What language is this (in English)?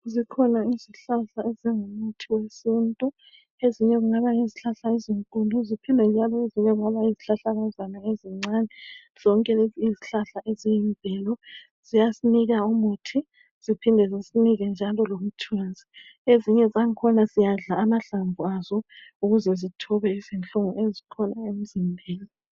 North Ndebele